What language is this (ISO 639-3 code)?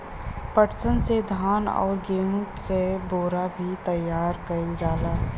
bho